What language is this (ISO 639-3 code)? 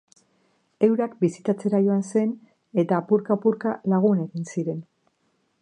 eus